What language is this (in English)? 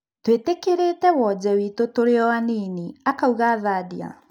Kikuyu